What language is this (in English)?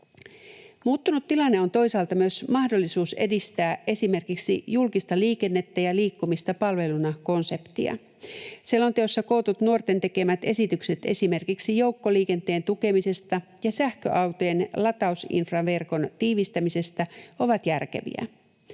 Finnish